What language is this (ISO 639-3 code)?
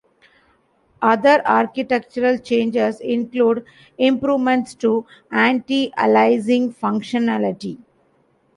eng